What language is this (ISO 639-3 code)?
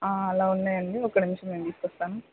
tel